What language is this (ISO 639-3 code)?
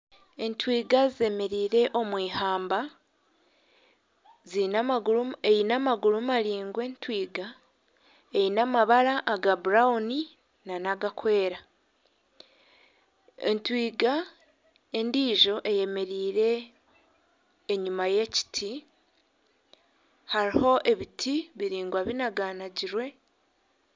nyn